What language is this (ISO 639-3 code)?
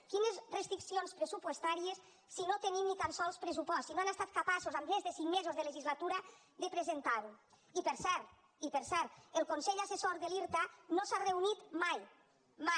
cat